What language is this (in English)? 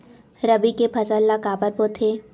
Chhattisgarhi